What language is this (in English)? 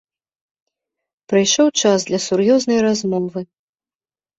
Belarusian